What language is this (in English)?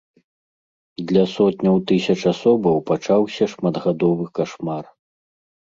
Belarusian